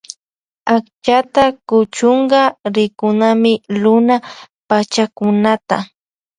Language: Loja Highland Quichua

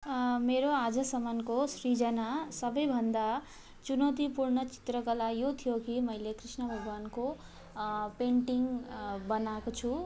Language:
Nepali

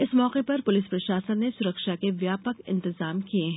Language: Hindi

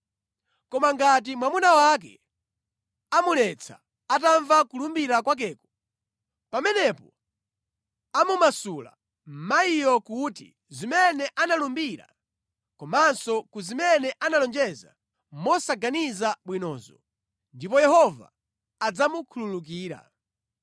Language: Nyanja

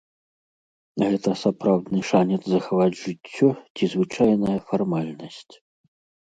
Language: Belarusian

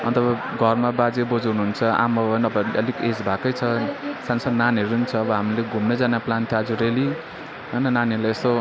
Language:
Nepali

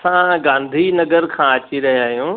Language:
Sindhi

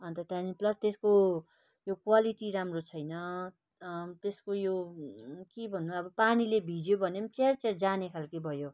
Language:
Nepali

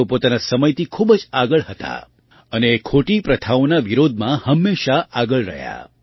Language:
Gujarati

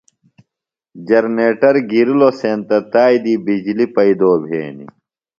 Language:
Phalura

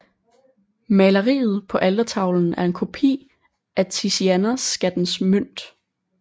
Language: Danish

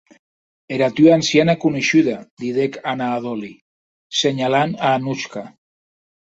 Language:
Occitan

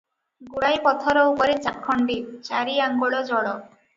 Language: Odia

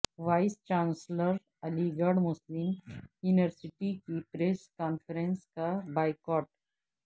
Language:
Urdu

